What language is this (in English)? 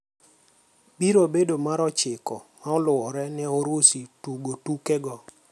Luo (Kenya and Tanzania)